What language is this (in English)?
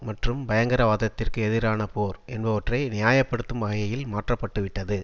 Tamil